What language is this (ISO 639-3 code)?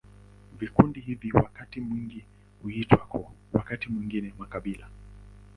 swa